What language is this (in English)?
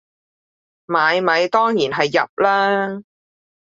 Cantonese